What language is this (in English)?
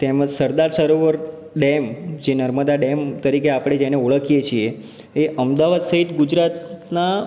Gujarati